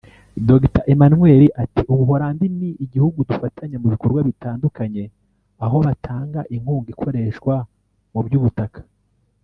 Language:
Kinyarwanda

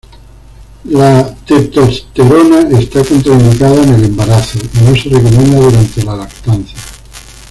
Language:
Spanish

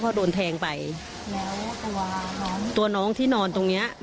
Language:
Thai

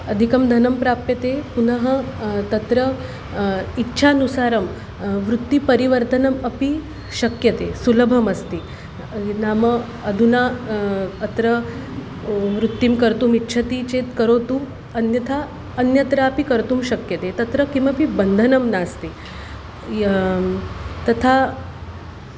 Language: Sanskrit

